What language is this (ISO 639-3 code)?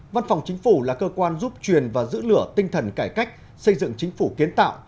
vie